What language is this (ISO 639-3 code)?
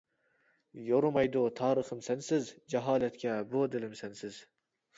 uig